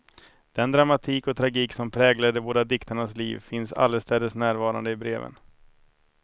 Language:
Swedish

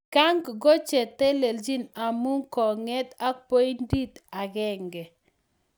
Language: Kalenjin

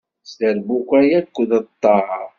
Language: Kabyle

